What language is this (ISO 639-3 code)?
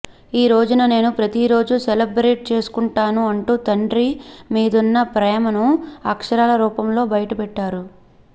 tel